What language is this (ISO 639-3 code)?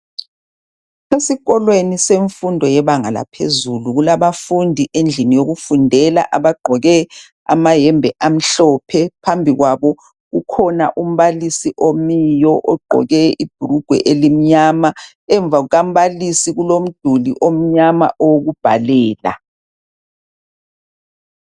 nde